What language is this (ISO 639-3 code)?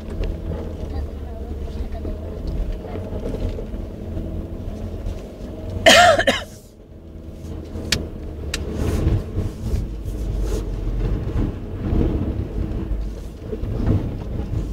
ell